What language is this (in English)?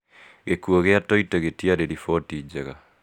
Kikuyu